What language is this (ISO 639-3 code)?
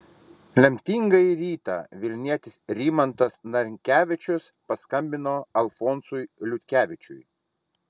lit